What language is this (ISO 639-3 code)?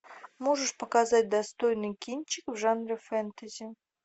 rus